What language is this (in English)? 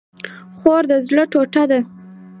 Pashto